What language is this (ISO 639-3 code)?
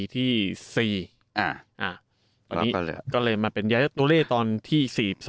tha